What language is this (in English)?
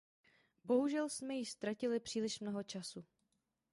Czech